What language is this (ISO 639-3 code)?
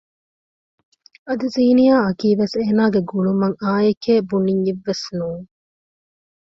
div